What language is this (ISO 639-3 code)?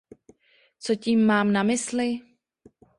ces